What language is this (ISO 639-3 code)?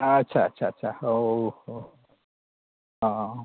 sat